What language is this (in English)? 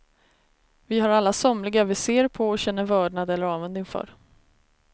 Swedish